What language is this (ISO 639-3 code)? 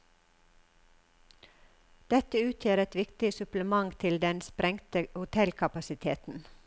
nor